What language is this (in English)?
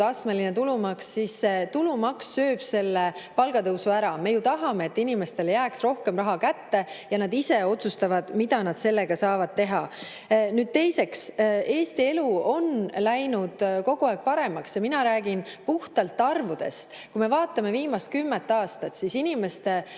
Estonian